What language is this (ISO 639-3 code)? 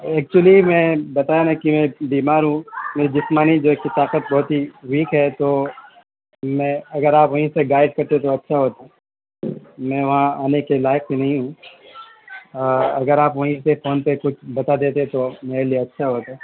urd